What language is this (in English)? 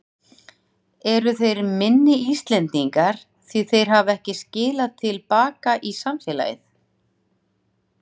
Icelandic